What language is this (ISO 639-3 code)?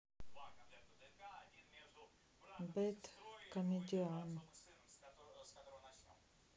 rus